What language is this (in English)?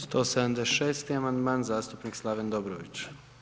Croatian